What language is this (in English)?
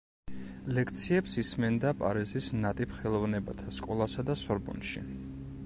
Georgian